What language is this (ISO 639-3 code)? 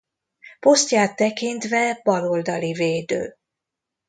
hun